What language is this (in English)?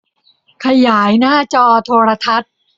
Thai